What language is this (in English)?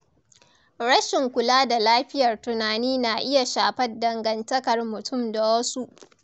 Hausa